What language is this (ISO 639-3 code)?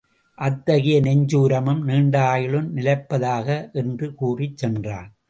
tam